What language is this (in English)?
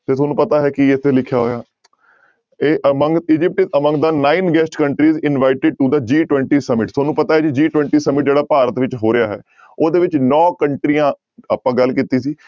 Punjabi